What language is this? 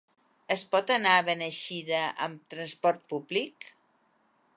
Catalan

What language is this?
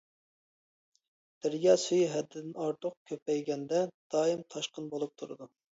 Uyghur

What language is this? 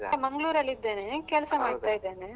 Kannada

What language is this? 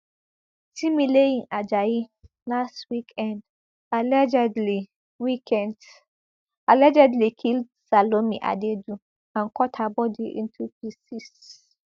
Nigerian Pidgin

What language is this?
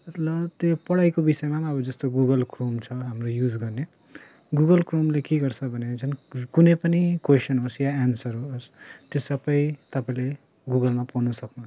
Nepali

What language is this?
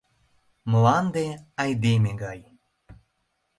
Mari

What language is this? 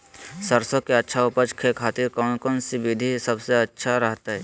Magahi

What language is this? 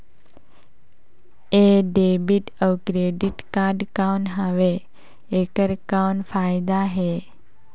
Chhattisgarhi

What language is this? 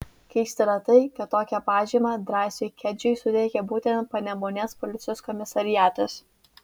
Lithuanian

